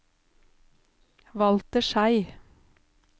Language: Norwegian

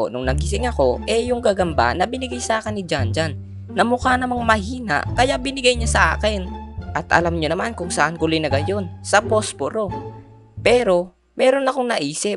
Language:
Filipino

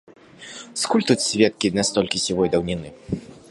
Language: Belarusian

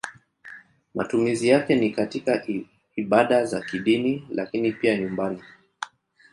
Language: Swahili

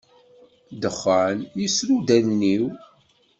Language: Kabyle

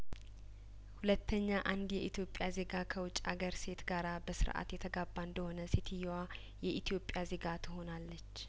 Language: Amharic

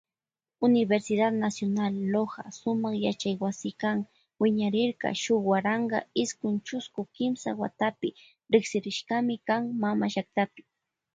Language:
Loja Highland Quichua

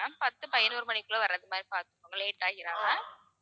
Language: Tamil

